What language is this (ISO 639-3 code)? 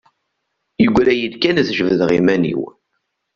kab